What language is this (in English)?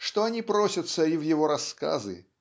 Russian